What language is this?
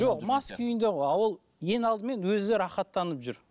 Kazakh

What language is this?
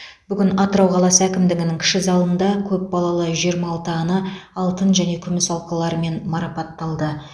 Kazakh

